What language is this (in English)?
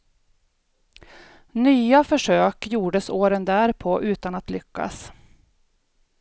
Swedish